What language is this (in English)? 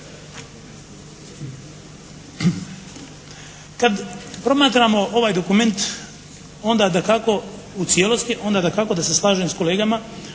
Croatian